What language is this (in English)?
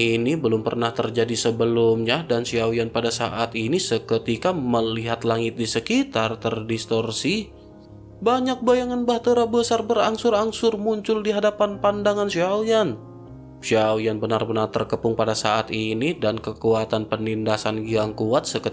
Indonesian